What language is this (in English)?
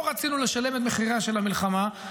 Hebrew